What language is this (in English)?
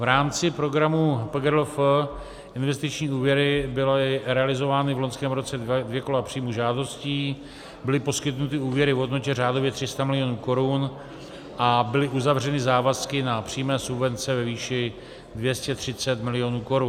Czech